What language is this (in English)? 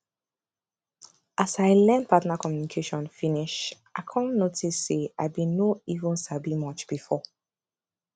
Nigerian Pidgin